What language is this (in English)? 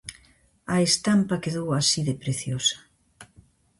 Galician